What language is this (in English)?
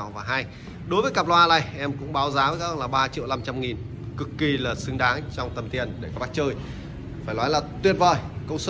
Vietnamese